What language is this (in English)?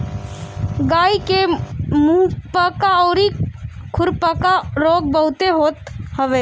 Bhojpuri